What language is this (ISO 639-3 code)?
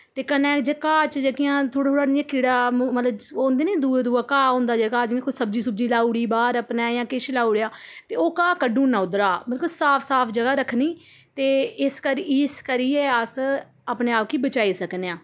doi